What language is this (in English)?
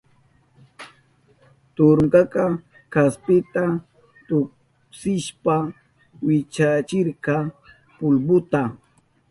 Southern Pastaza Quechua